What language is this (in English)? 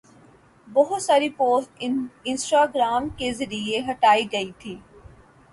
Urdu